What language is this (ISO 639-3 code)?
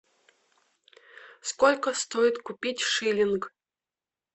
rus